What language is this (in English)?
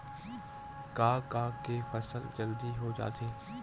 Chhattisgarhi